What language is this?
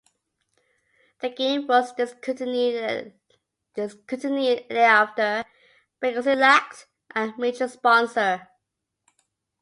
English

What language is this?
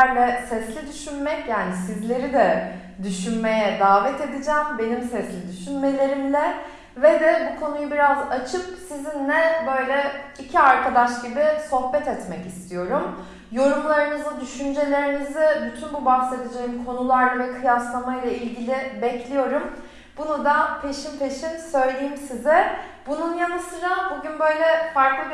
Turkish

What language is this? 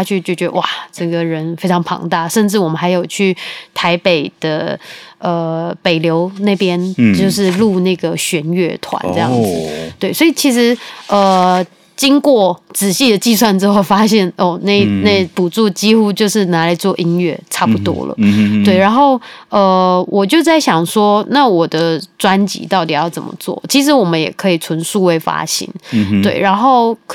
Chinese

